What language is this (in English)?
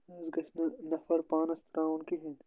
Kashmiri